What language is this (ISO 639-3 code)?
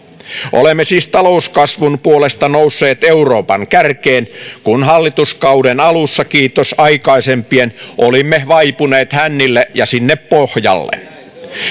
fin